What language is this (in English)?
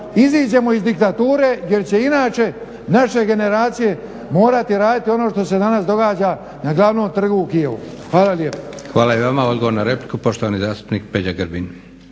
Croatian